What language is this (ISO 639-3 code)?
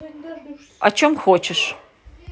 rus